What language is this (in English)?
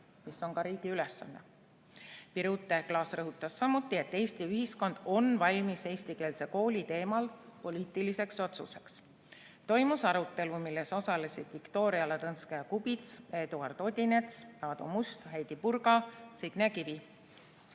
Estonian